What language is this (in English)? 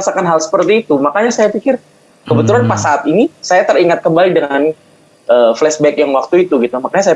Indonesian